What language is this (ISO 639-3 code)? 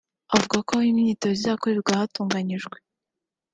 kin